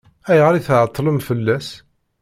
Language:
Kabyle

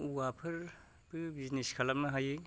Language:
Bodo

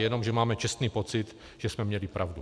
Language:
Czech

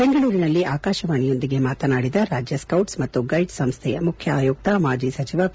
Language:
Kannada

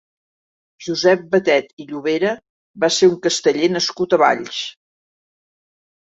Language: Catalan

